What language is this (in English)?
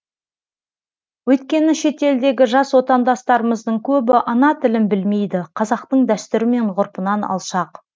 Kazakh